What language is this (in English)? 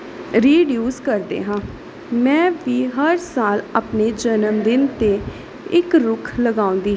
Punjabi